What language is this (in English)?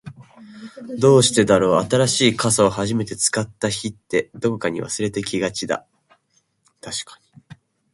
Japanese